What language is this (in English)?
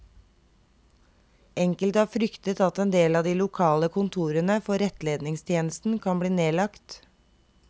Norwegian